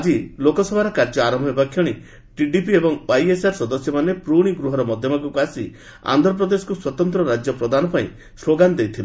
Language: Odia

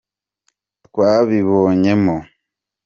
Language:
Kinyarwanda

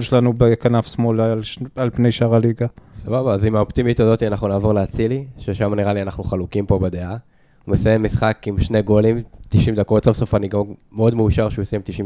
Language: Hebrew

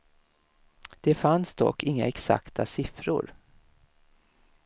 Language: Swedish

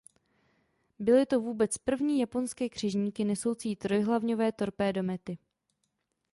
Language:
Czech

